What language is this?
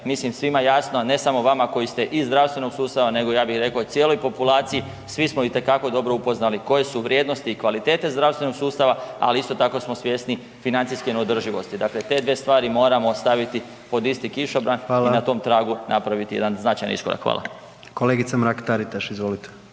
Croatian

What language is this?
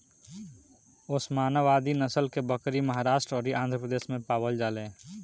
Bhojpuri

